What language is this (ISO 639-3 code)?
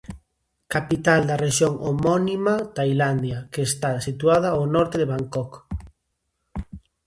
glg